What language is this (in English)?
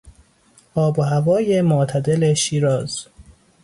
Persian